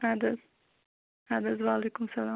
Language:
Kashmiri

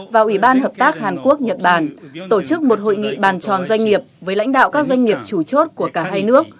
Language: Vietnamese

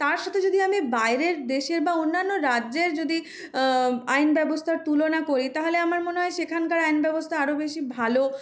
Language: Bangla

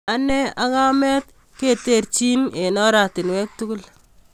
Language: Kalenjin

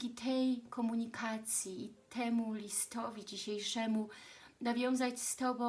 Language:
Polish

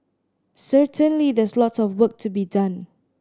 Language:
English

